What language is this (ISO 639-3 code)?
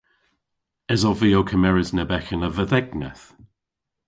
cor